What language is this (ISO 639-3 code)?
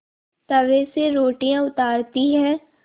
hin